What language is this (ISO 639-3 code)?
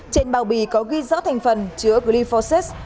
vie